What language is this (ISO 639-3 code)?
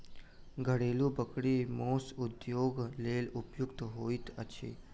mai